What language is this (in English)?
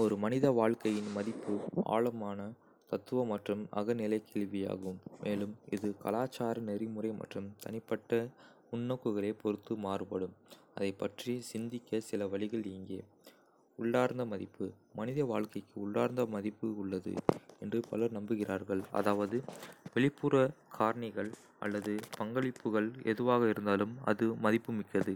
Kota (India)